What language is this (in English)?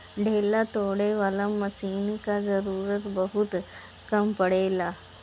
Bhojpuri